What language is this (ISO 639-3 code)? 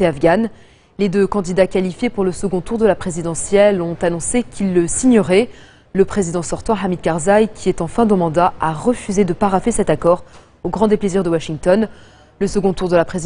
fra